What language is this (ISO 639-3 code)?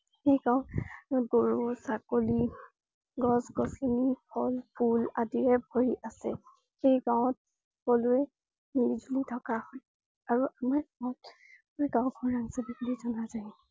asm